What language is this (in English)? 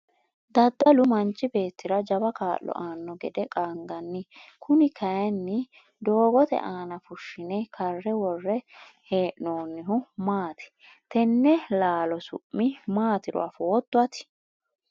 Sidamo